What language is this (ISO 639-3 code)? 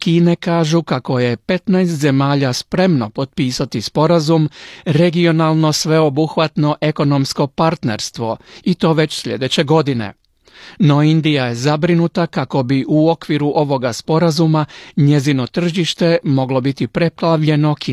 hrv